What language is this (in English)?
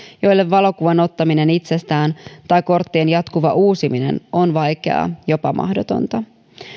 Finnish